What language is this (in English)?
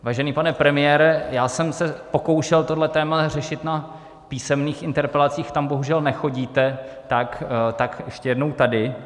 Czech